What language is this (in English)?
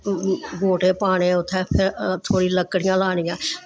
Dogri